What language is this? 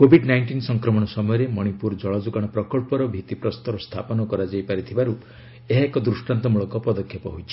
Odia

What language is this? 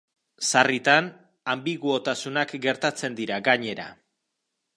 Basque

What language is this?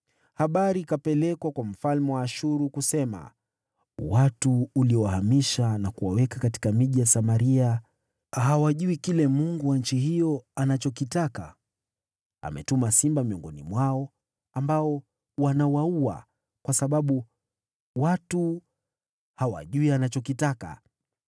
Swahili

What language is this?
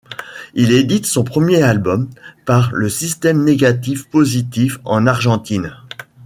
French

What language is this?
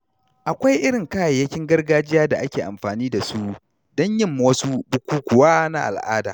Hausa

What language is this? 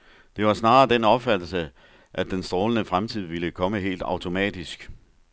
Danish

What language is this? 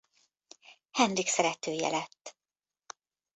Hungarian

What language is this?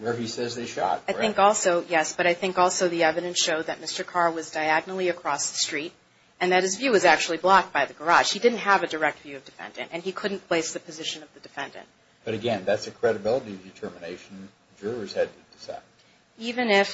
English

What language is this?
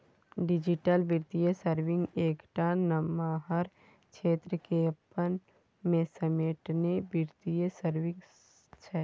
Maithili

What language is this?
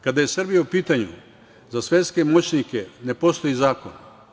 Serbian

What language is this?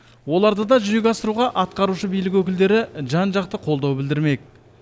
Kazakh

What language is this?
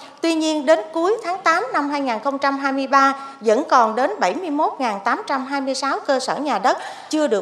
Vietnamese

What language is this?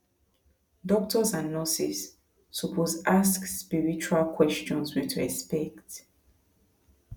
Nigerian Pidgin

